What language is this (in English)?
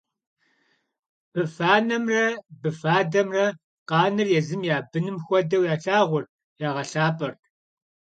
Kabardian